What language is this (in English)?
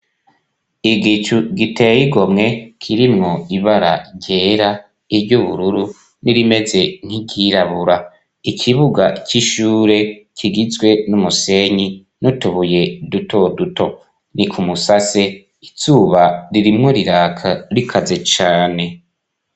Rundi